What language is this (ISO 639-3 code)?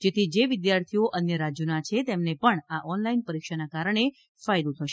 guj